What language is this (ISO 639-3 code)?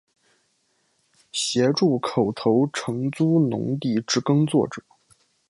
zho